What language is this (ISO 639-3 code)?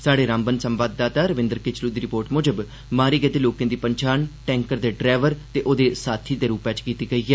doi